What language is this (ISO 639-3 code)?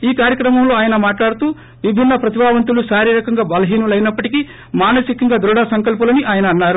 tel